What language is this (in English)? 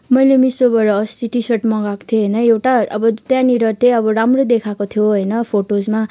Nepali